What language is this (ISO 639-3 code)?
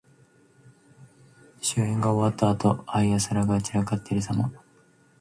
jpn